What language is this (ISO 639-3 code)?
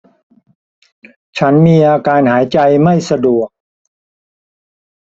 tha